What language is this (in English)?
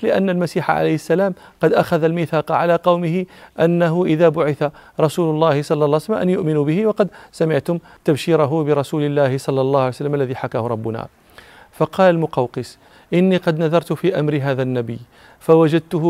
Arabic